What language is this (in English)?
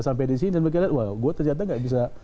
Indonesian